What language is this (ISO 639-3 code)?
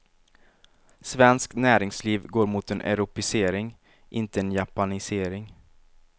swe